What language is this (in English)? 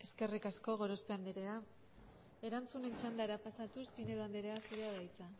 Basque